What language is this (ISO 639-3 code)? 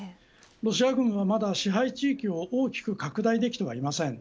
jpn